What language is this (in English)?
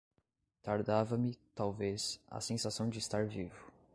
Portuguese